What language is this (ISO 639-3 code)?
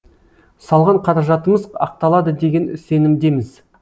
kaz